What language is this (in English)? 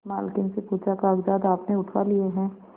Hindi